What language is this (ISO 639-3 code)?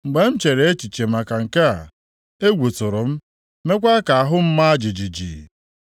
ibo